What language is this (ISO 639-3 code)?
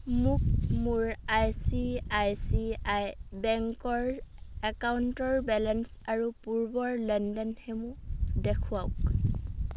asm